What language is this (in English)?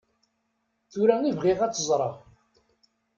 Kabyle